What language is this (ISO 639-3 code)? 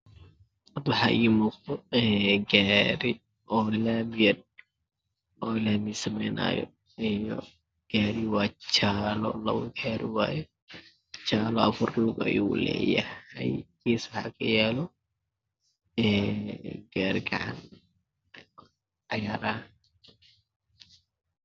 som